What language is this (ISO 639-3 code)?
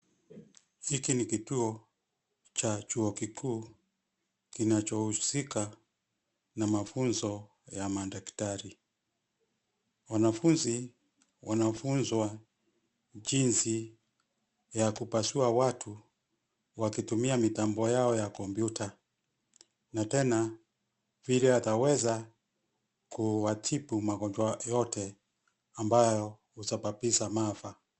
swa